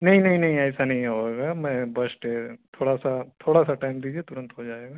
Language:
Urdu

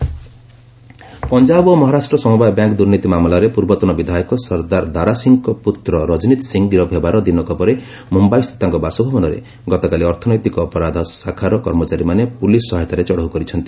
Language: Odia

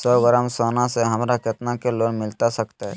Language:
Magahi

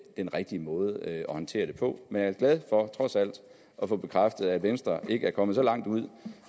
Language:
Danish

